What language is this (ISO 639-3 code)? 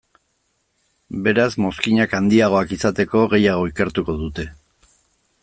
eus